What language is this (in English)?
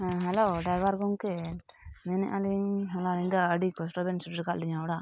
Santali